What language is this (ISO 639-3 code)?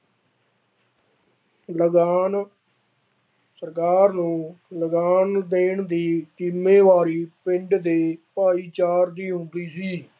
pan